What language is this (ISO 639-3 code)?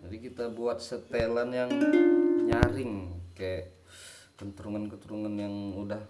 ind